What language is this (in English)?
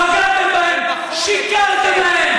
Hebrew